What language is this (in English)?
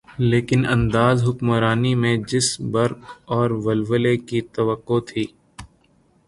Urdu